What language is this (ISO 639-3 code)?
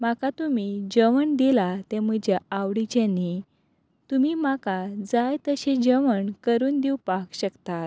kok